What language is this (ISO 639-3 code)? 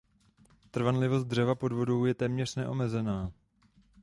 ces